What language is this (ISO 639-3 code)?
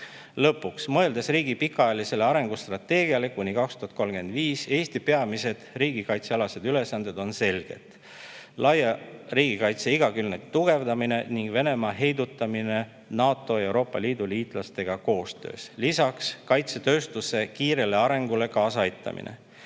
est